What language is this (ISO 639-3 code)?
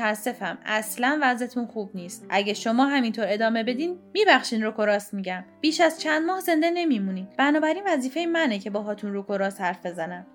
fas